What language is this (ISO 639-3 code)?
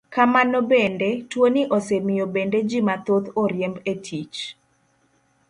luo